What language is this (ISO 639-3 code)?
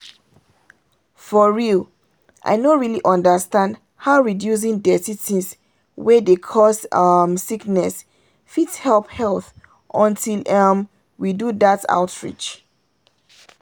pcm